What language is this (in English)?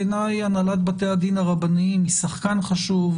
Hebrew